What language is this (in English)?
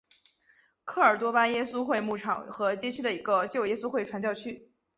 Chinese